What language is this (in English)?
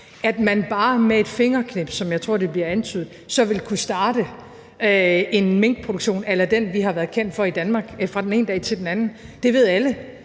Danish